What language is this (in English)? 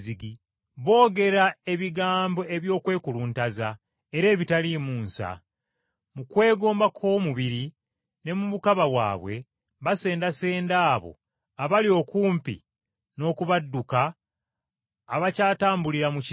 Ganda